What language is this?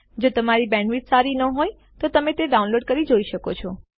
Gujarati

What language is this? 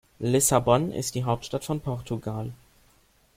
German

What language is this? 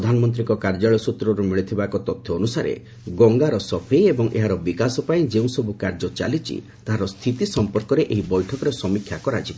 Odia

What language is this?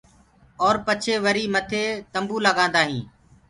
Gurgula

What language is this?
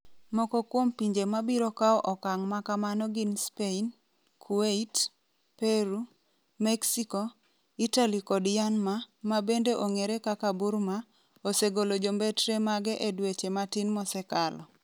Luo (Kenya and Tanzania)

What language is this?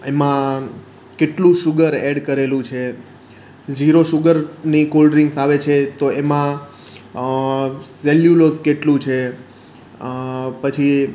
Gujarati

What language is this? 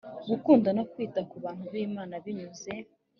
Kinyarwanda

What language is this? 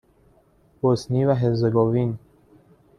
Persian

